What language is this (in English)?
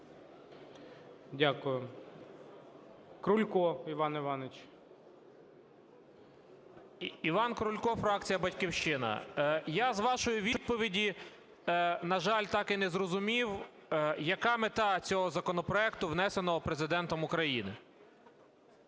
Ukrainian